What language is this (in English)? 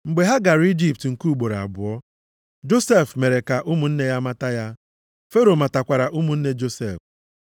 Igbo